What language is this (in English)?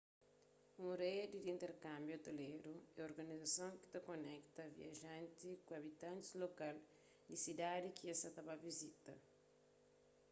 Kabuverdianu